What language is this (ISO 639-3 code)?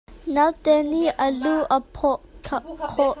cnh